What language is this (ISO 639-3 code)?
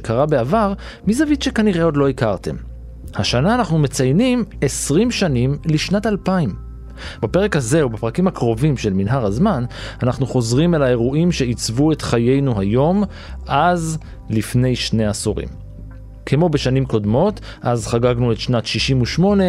heb